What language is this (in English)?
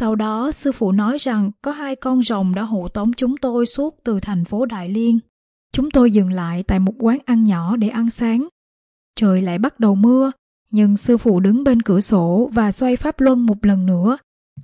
Vietnamese